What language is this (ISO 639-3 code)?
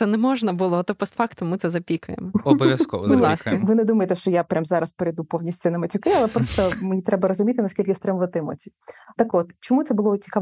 ukr